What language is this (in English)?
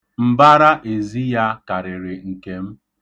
Igbo